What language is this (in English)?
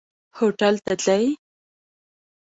Pashto